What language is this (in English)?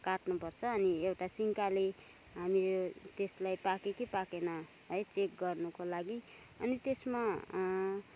Nepali